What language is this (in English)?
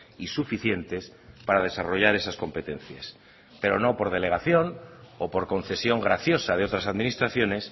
Spanish